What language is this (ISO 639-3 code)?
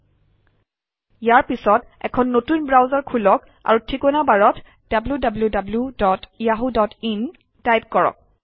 asm